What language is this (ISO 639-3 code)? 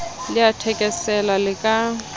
sot